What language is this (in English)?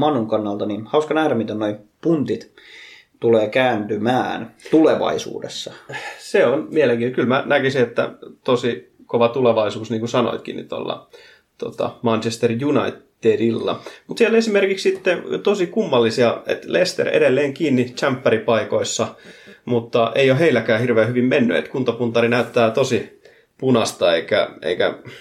Finnish